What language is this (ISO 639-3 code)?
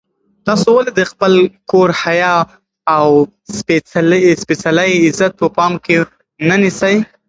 pus